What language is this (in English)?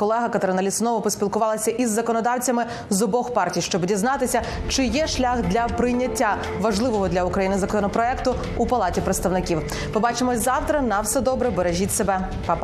Ukrainian